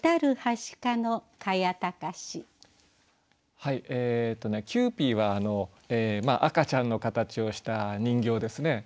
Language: Japanese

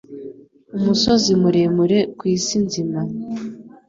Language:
Kinyarwanda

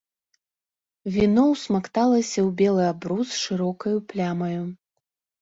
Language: Belarusian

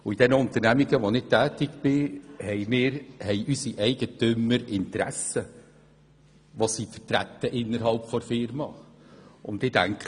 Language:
Swiss German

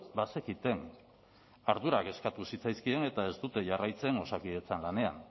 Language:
Basque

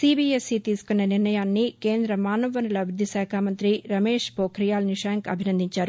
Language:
Telugu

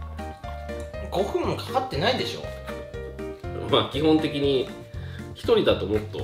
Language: Japanese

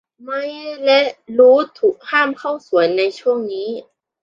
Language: Thai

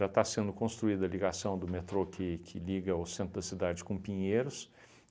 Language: Portuguese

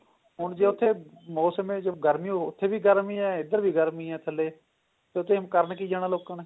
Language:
Punjabi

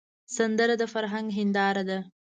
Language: Pashto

